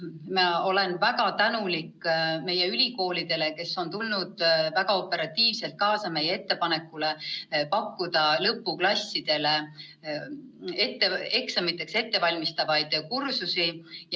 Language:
Estonian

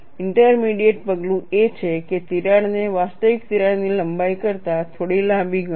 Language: Gujarati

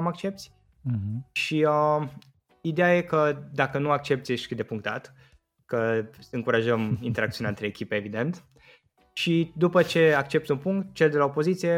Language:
Romanian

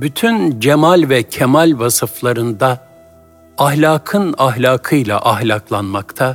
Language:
Turkish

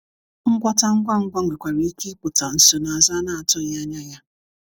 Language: Igbo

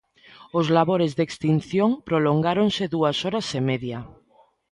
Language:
Galician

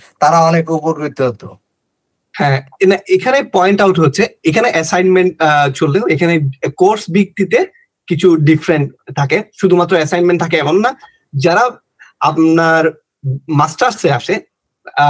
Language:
Bangla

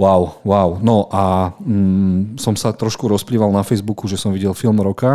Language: Slovak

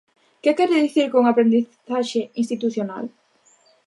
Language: Galician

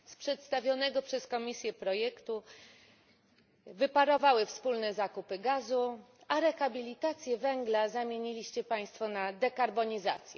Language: Polish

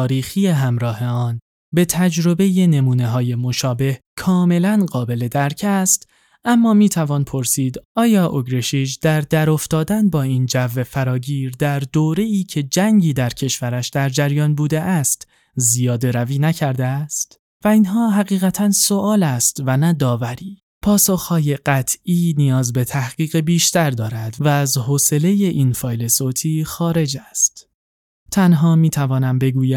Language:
Persian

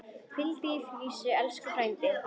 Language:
Icelandic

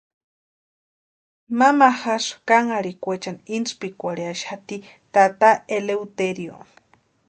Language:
Western Highland Purepecha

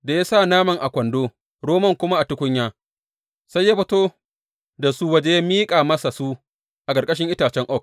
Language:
Hausa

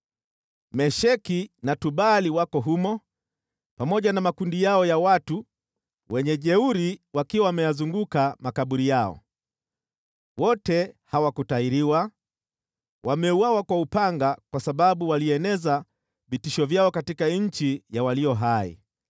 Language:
Swahili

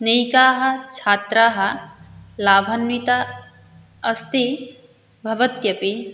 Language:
Sanskrit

